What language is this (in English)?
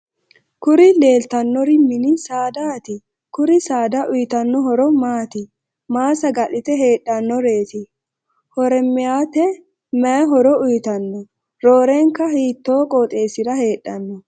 Sidamo